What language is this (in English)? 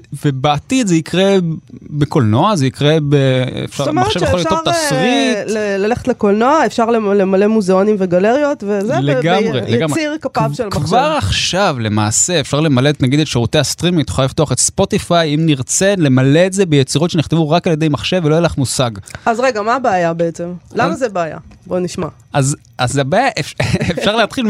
Hebrew